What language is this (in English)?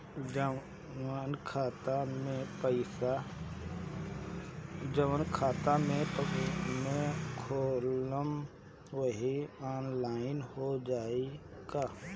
Bhojpuri